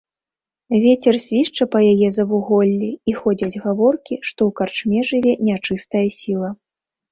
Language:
Belarusian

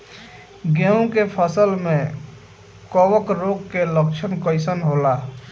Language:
Bhojpuri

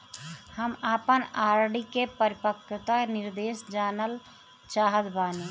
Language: Bhojpuri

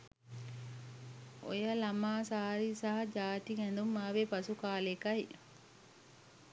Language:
Sinhala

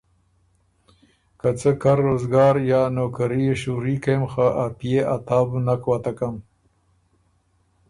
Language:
Ormuri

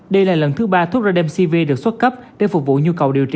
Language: Vietnamese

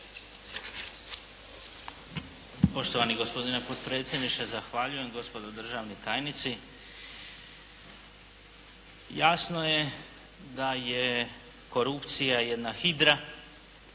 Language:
Croatian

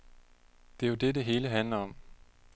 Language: Danish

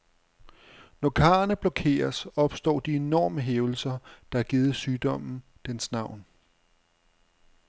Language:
Danish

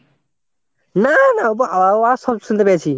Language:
Bangla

